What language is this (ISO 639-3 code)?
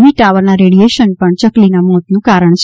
guj